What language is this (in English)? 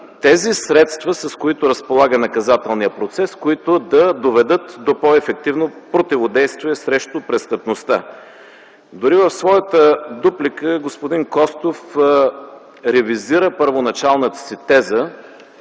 Bulgarian